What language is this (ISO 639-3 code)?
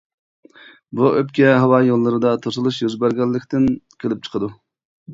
uig